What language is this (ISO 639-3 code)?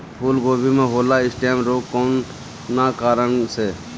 bho